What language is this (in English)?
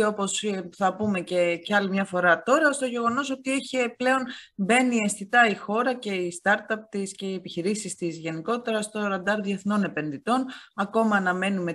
Greek